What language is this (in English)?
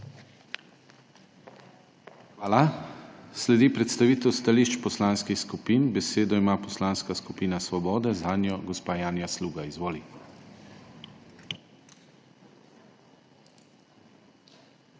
Slovenian